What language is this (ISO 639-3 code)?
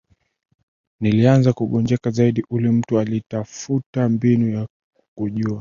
swa